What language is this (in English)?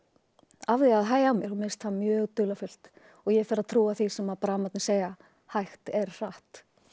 Icelandic